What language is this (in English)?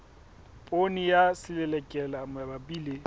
Southern Sotho